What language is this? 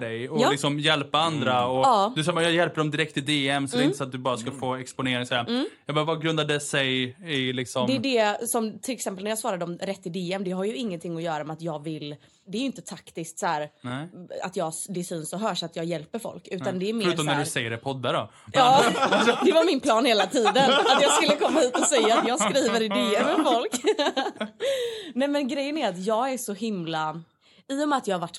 Swedish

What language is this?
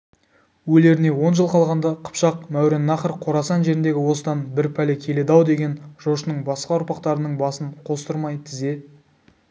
Kazakh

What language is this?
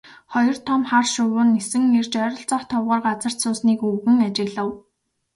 Mongolian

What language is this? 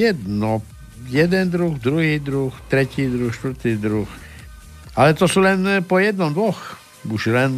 Slovak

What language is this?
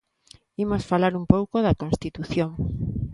Galician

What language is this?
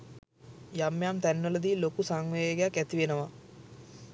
Sinhala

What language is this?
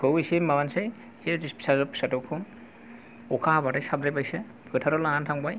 Bodo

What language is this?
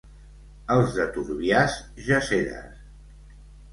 Catalan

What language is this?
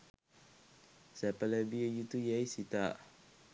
Sinhala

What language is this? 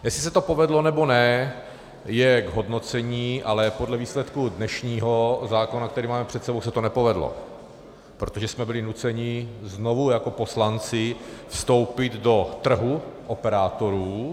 Czech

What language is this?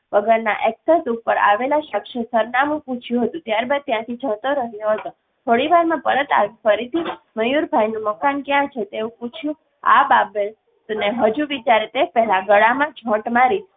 Gujarati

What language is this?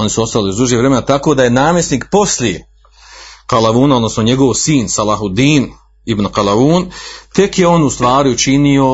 Croatian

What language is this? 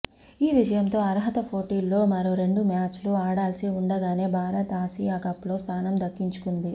Telugu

